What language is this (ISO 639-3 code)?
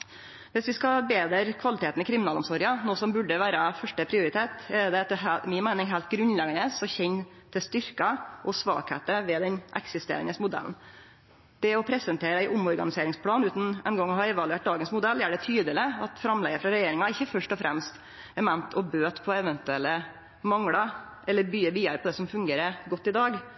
nno